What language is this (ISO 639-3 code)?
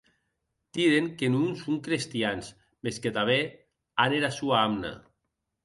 oci